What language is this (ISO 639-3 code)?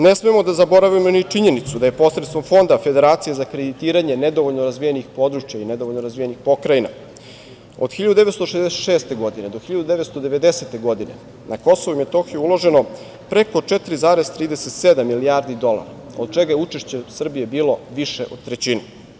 srp